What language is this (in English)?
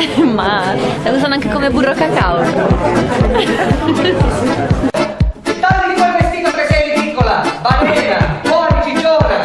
Italian